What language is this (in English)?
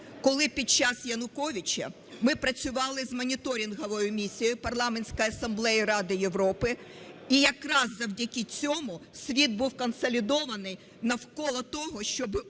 Ukrainian